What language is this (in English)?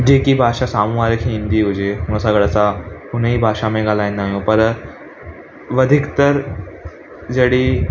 Sindhi